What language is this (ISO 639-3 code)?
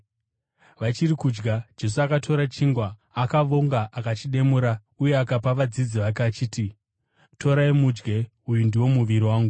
sna